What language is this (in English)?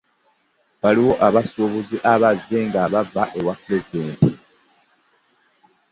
Ganda